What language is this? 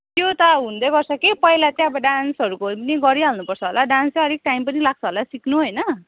Nepali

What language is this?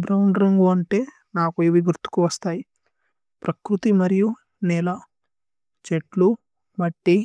Tulu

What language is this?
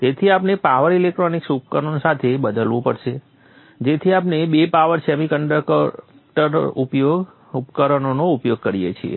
Gujarati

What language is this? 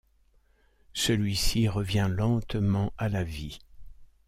French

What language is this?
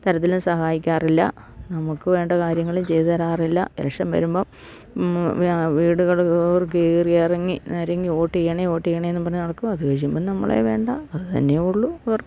Malayalam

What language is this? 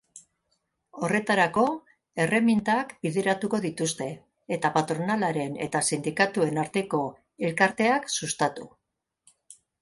Basque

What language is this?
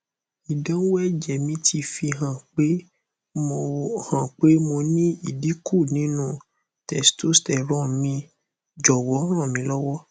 Yoruba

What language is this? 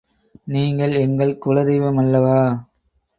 Tamil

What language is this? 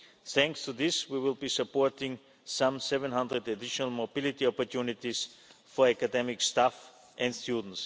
English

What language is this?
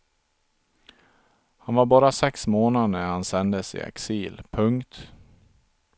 Swedish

